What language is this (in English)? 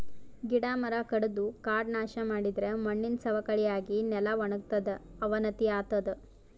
Kannada